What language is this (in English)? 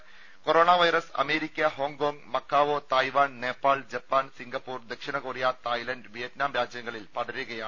Malayalam